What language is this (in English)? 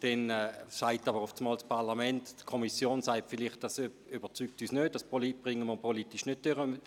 Swiss German